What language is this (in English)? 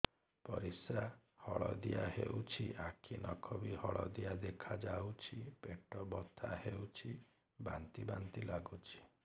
Odia